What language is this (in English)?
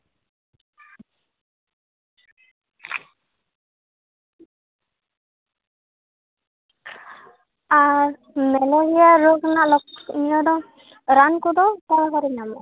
Santali